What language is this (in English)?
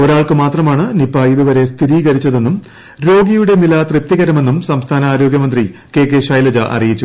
Malayalam